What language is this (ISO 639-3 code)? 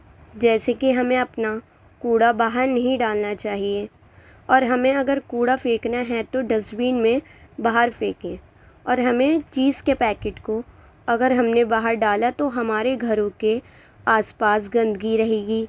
urd